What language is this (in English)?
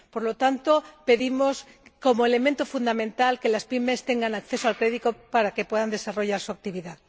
Spanish